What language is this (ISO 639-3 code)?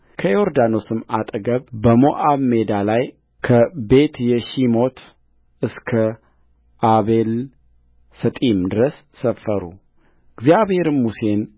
amh